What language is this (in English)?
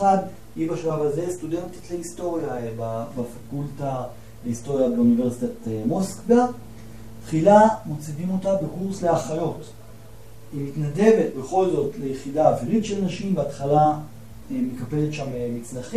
Hebrew